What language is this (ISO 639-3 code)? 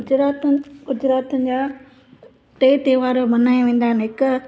snd